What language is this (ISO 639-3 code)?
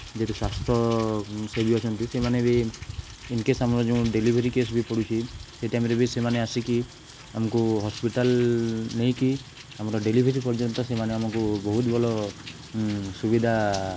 ori